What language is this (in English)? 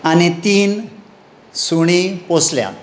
Konkani